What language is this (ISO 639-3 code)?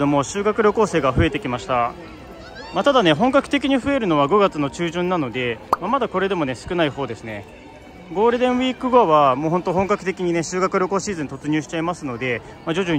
jpn